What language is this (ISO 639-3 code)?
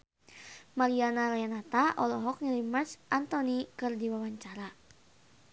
sun